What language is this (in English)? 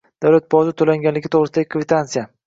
Uzbek